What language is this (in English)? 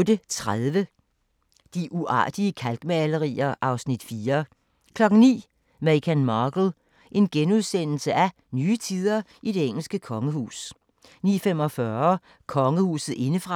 Danish